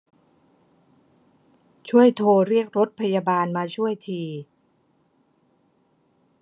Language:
Thai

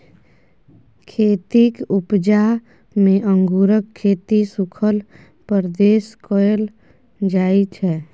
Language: Maithili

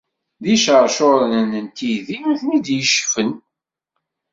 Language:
Kabyle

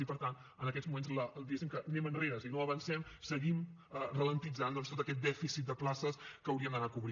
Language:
Catalan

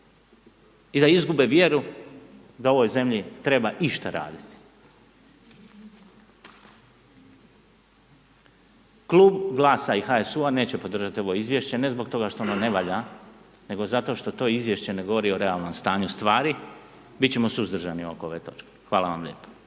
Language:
Croatian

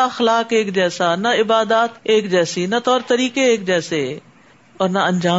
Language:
Urdu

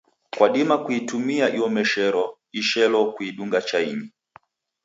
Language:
Taita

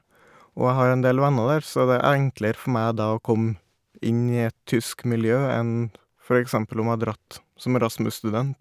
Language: Norwegian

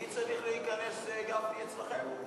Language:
Hebrew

